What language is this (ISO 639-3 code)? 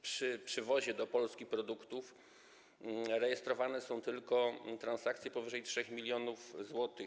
pol